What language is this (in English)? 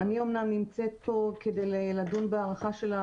Hebrew